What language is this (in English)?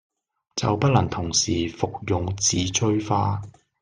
Cantonese